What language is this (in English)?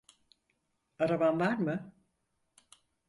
Turkish